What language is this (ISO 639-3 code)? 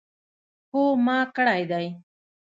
pus